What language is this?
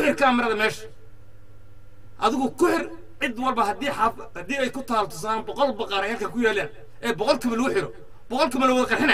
Arabic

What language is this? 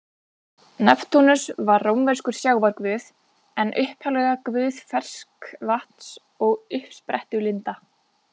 Icelandic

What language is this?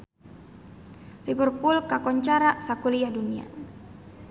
Sundanese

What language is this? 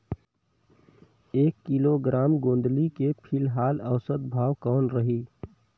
Chhattisgarhi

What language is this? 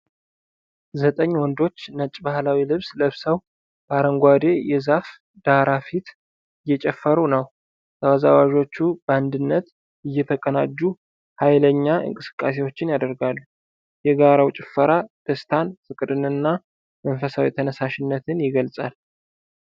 Amharic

